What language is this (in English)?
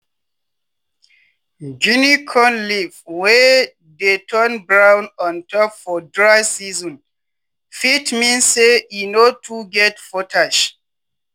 Nigerian Pidgin